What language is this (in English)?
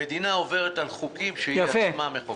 Hebrew